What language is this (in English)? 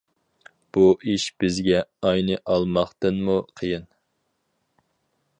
Uyghur